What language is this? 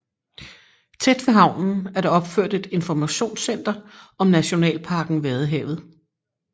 Danish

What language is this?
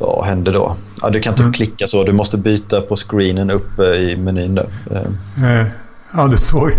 Swedish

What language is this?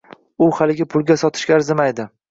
Uzbek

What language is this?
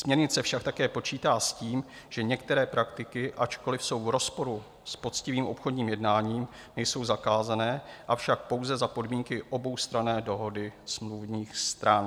Czech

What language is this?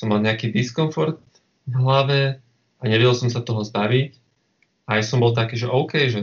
Slovak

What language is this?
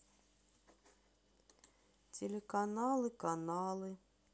Russian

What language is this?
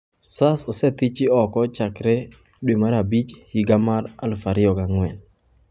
Luo (Kenya and Tanzania)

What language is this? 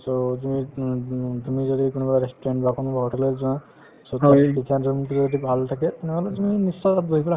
Assamese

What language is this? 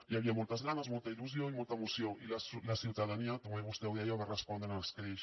Catalan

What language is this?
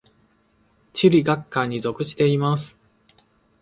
Japanese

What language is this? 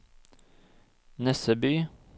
Norwegian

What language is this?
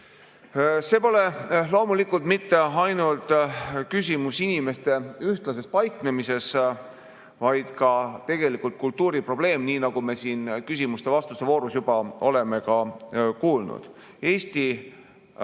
Estonian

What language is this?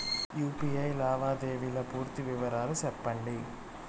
Telugu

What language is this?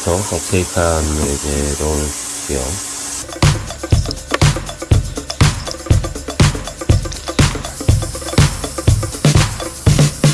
Korean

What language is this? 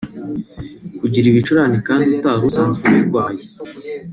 Kinyarwanda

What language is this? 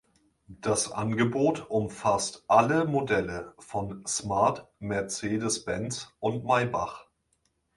German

